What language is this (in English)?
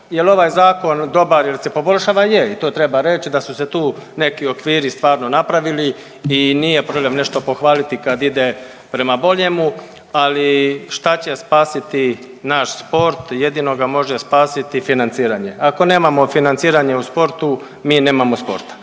Croatian